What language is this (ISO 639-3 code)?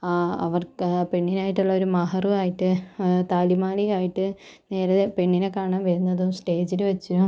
mal